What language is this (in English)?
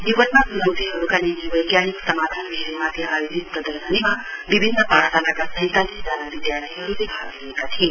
Nepali